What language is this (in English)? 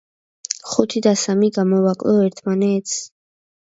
Georgian